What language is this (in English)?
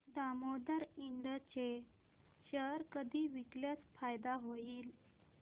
Marathi